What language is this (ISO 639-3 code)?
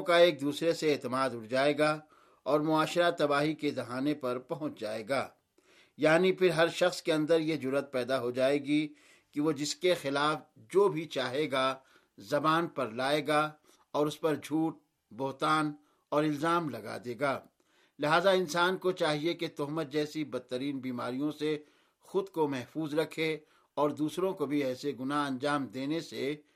urd